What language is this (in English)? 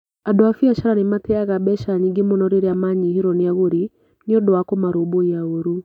Kikuyu